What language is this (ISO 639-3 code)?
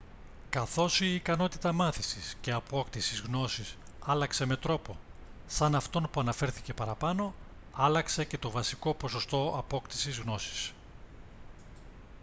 ell